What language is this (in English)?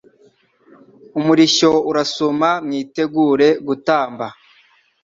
Kinyarwanda